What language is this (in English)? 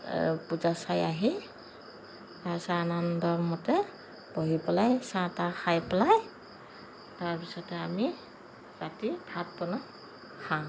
Assamese